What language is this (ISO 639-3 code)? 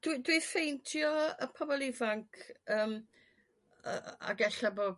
cym